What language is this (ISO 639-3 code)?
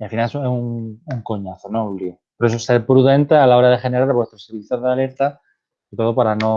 spa